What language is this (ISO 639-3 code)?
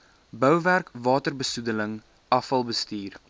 afr